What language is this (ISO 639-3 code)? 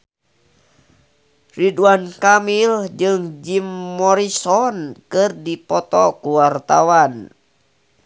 sun